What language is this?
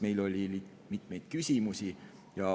Estonian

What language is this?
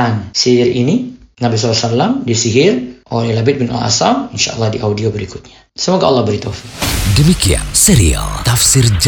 Indonesian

